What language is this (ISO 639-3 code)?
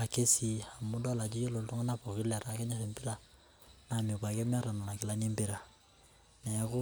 mas